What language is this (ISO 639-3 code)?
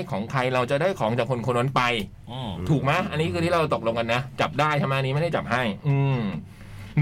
tha